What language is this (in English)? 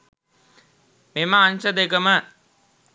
Sinhala